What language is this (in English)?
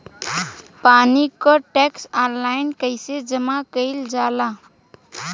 Bhojpuri